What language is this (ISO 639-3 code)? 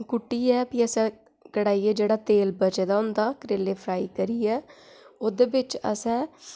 doi